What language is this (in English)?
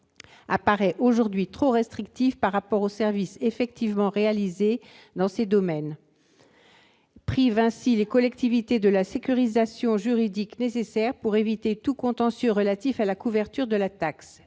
French